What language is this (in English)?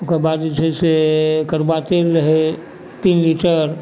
Maithili